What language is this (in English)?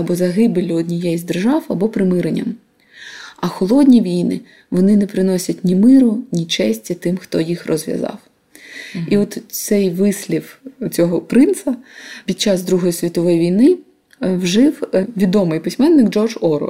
Ukrainian